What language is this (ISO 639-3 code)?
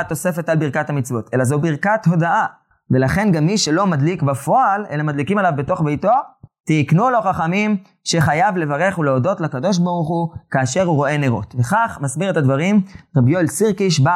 heb